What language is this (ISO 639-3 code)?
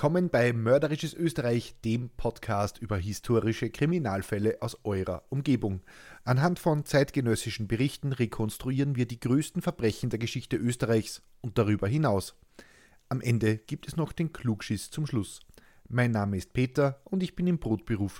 deu